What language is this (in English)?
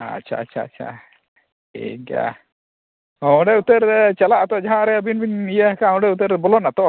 Santali